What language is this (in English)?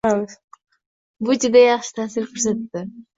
Uzbek